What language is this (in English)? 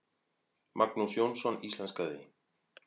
Icelandic